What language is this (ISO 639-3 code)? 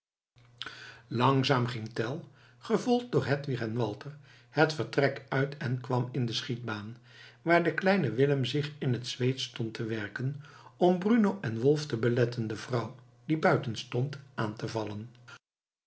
nld